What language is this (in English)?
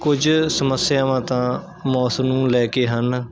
Punjabi